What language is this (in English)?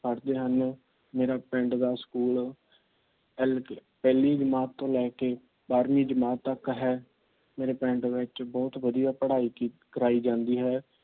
Punjabi